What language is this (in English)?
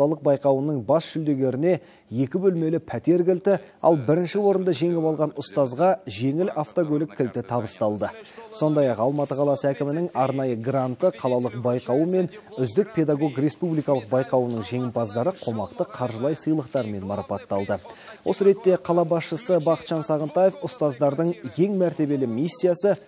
Turkish